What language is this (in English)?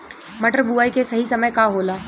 Bhojpuri